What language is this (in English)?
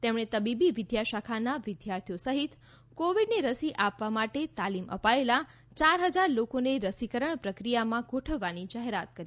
Gujarati